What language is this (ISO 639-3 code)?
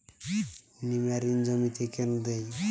ben